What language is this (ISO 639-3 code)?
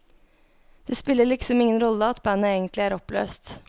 nor